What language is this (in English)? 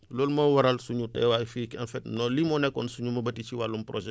Wolof